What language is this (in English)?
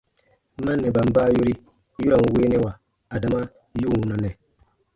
Baatonum